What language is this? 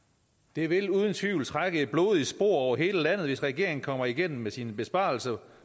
Danish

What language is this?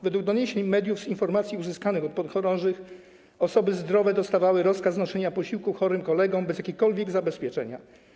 Polish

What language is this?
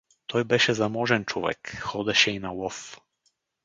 Bulgarian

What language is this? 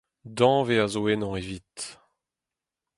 Breton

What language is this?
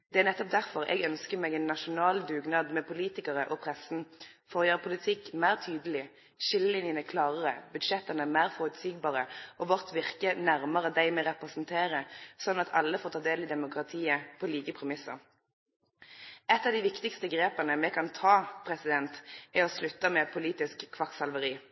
Norwegian Nynorsk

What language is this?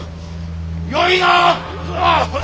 Japanese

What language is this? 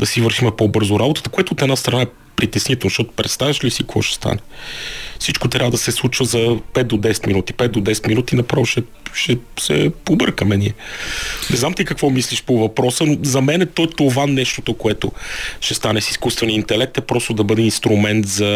Bulgarian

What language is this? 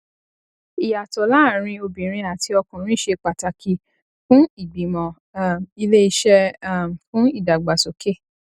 Yoruba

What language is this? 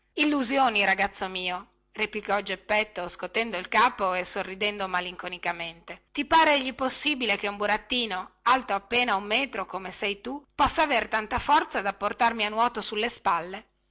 Italian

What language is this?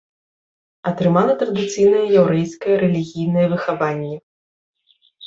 Belarusian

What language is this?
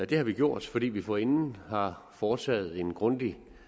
Danish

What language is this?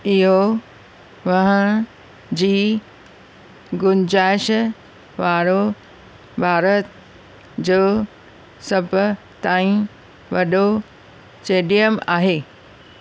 Sindhi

